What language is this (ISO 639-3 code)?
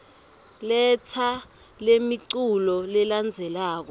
ssw